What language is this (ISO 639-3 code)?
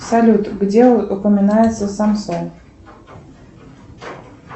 rus